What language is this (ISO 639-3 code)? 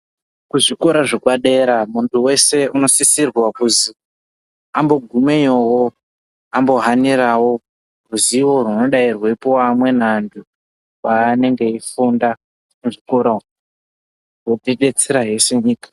ndc